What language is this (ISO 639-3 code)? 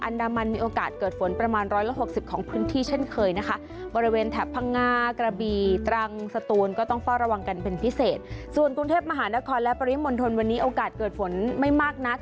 tha